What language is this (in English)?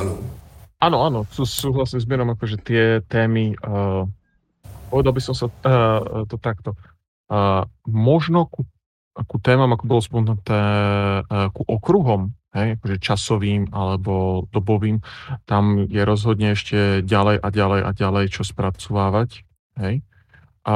Slovak